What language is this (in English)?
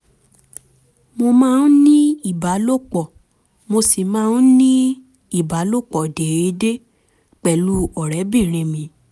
Yoruba